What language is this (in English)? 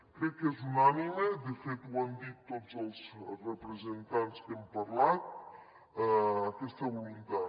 Catalan